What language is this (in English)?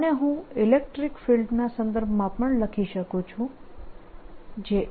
Gujarati